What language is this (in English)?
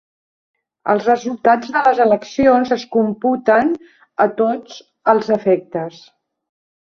Catalan